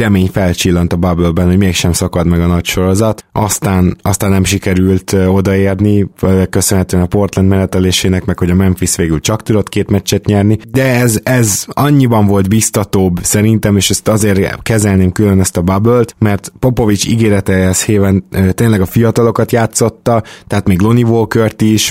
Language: Hungarian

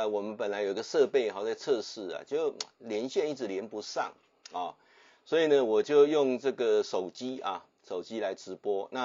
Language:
Chinese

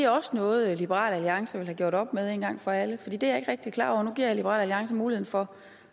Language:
Danish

